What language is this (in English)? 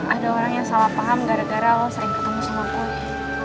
Indonesian